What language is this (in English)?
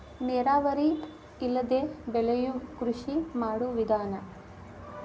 Kannada